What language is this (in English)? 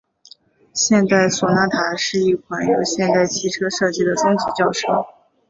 Chinese